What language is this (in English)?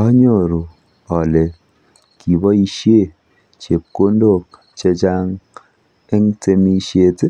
Kalenjin